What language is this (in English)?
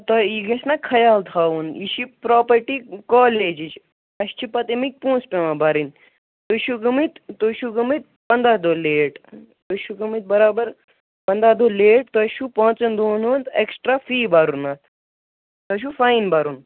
Kashmiri